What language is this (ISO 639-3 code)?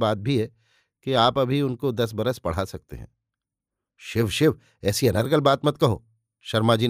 hin